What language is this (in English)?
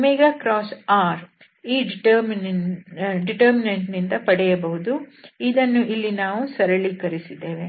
Kannada